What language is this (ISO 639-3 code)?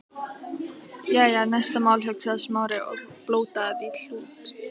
isl